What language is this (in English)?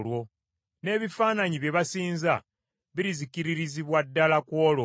Ganda